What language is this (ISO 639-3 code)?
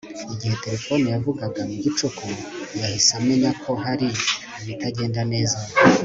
kin